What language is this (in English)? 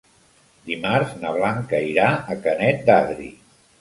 Catalan